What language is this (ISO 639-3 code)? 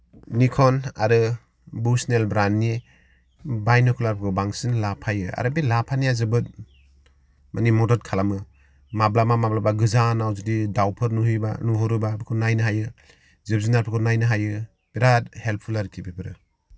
brx